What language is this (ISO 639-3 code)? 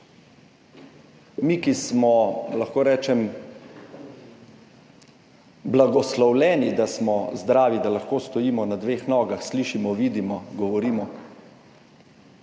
slv